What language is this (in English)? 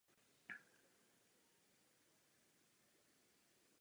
Czech